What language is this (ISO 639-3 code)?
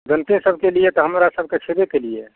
mai